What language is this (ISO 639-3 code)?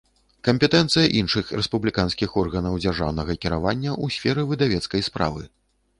bel